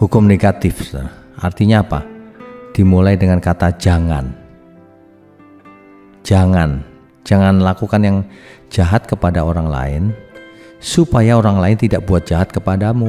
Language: Indonesian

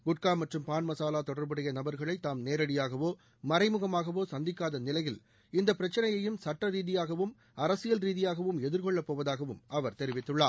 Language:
Tamil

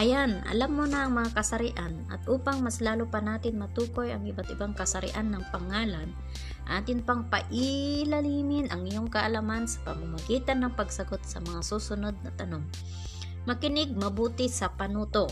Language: Filipino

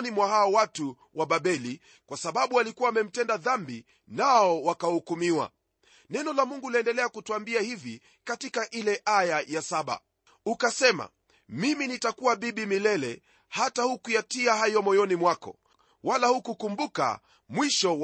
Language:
Swahili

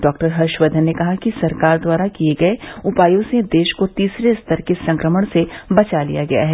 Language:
Hindi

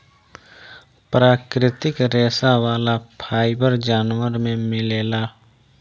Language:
Bhojpuri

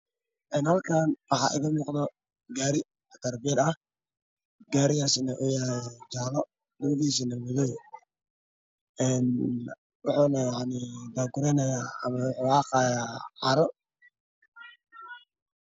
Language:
Somali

